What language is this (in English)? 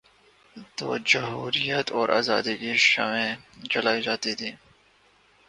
Urdu